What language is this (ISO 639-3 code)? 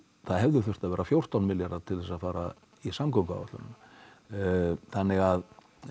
isl